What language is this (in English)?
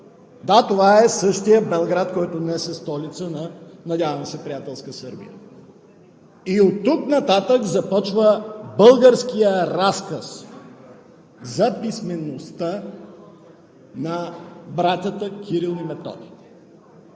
Bulgarian